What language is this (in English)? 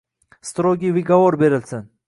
Uzbek